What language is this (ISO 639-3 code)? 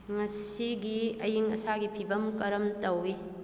mni